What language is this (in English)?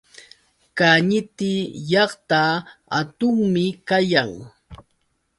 Yauyos Quechua